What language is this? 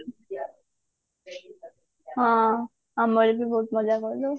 Odia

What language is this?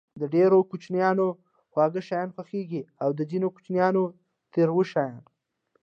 Pashto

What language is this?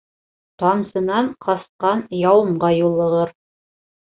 Bashkir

